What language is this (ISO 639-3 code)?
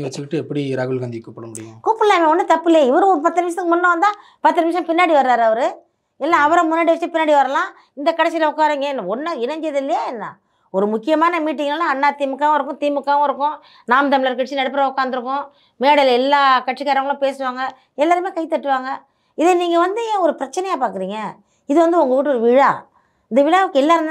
tam